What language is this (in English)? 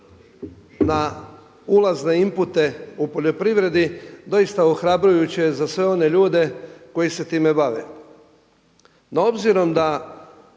Croatian